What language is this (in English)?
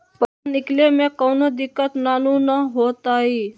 Magahi